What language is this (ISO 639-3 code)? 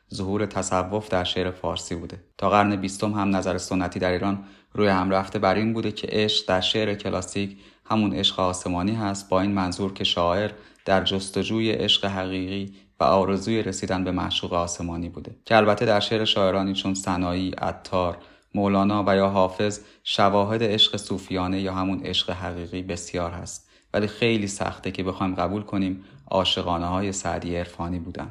fas